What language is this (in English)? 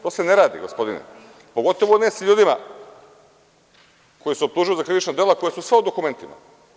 Serbian